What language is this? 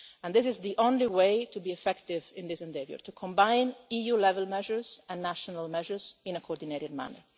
English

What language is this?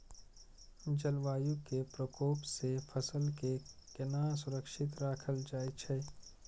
Maithili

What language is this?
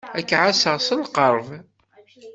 Kabyle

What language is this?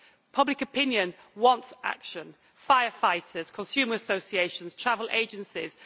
English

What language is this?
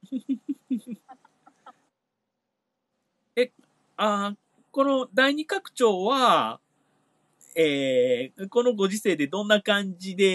Japanese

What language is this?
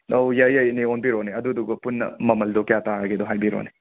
Manipuri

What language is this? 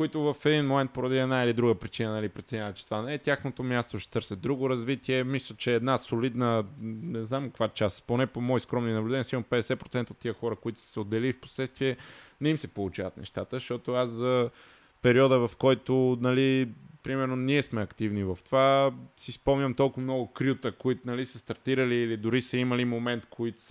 Bulgarian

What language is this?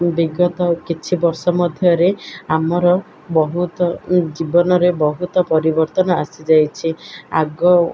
Odia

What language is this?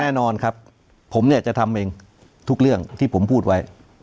Thai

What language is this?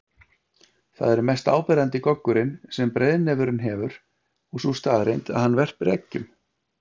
Icelandic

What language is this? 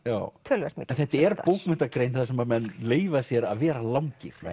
Icelandic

